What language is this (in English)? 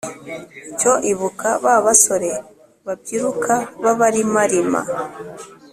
Kinyarwanda